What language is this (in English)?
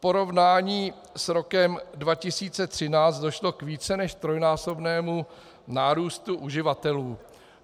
Czech